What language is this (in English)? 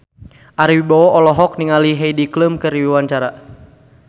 Sundanese